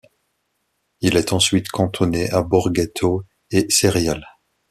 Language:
French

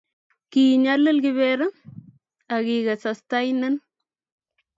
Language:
Kalenjin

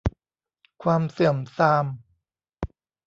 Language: Thai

